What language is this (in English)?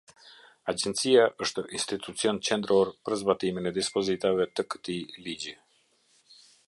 Albanian